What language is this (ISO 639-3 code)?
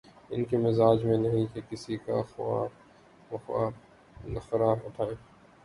urd